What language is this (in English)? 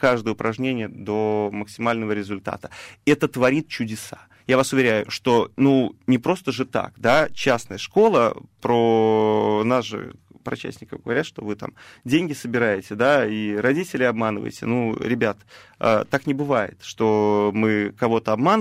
Russian